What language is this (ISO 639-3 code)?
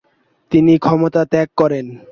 ben